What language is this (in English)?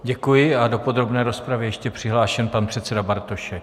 Czech